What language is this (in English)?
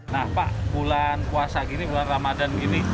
Indonesian